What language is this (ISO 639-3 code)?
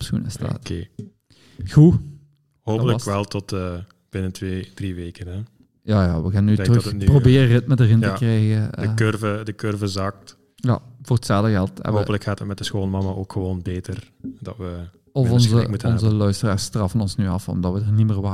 nld